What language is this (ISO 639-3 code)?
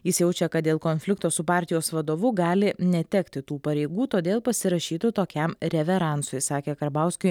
lit